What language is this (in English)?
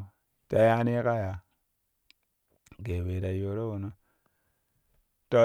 Kushi